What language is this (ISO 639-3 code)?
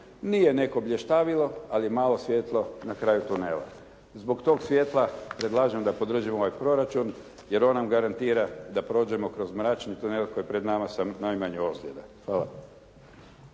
hrv